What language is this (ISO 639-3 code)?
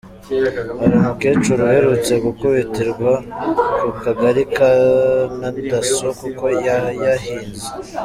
kin